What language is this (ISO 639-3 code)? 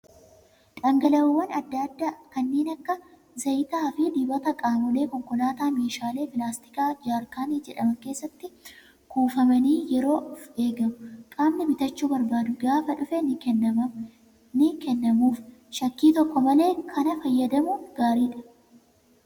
orm